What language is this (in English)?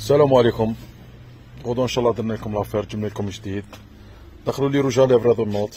Arabic